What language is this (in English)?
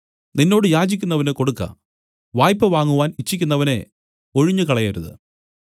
Malayalam